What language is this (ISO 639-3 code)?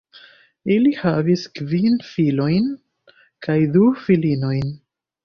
epo